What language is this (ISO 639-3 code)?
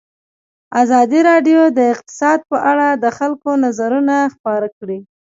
pus